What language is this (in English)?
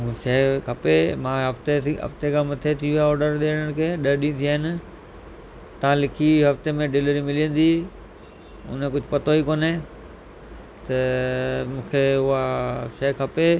Sindhi